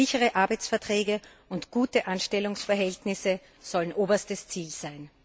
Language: German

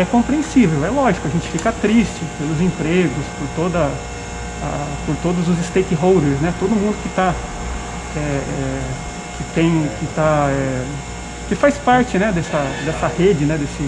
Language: Portuguese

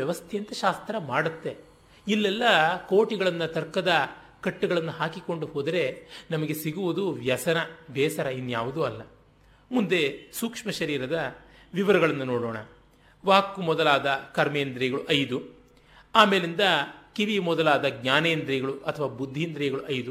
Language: Kannada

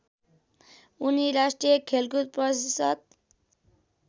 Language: Nepali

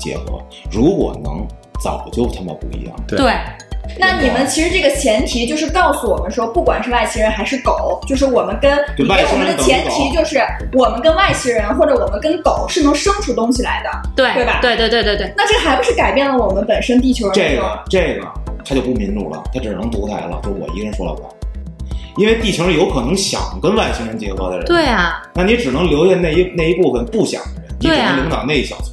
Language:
Chinese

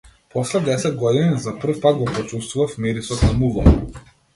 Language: Macedonian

